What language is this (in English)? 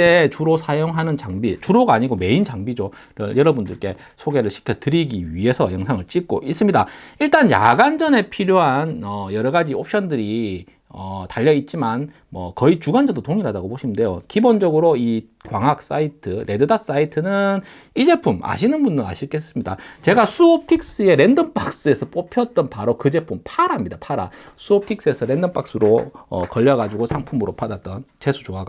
Korean